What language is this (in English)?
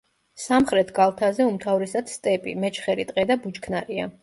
Georgian